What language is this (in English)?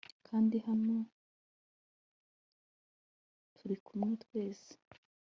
Kinyarwanda